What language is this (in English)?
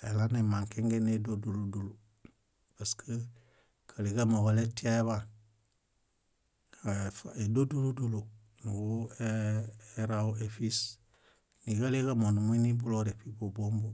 Bayot